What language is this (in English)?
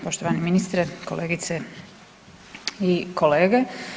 Croatian